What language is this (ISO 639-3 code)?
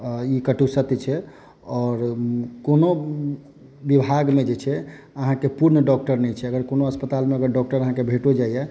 mai